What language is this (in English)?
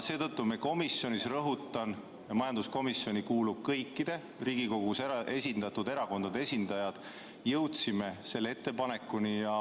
Estonian